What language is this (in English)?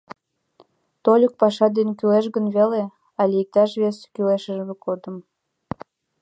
Mari